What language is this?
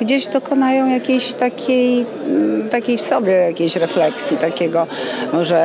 Polish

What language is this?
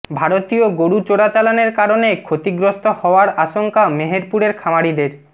Bangla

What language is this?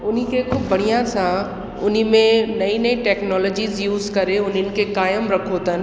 Sindhi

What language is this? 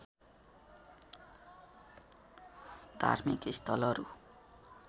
Nepali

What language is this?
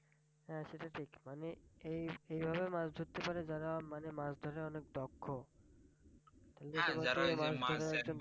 Bangla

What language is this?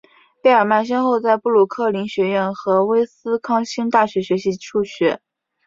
Chinese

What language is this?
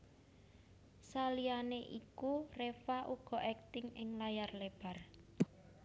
Javanese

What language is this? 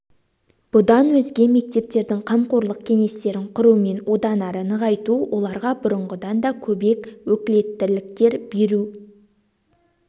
Kazakh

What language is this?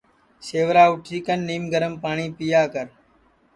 Sansi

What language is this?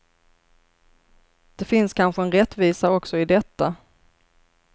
Swedish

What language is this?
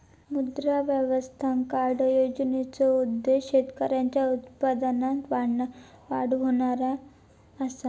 Marathi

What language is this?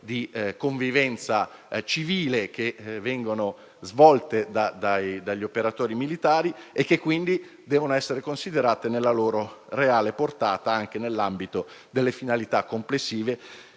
Italian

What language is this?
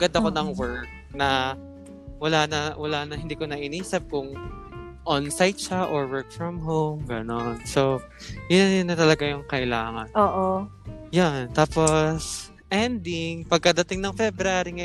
Filipino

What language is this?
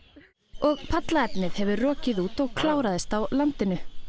Icelandic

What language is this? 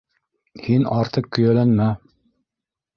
Bashkir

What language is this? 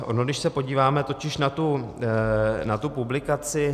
Czech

